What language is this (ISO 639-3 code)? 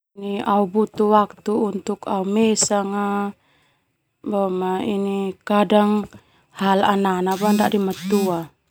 twu